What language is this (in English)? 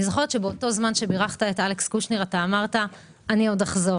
Hebrew